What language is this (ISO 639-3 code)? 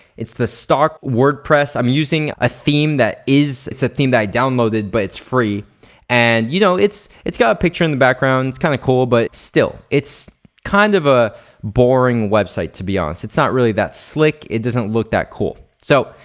eng